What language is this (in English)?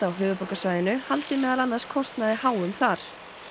Icelandic